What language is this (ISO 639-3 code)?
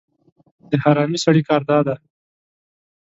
pus